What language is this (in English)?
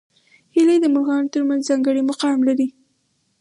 Pashto